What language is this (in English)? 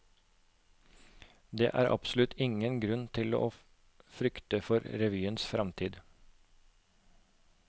Norwegian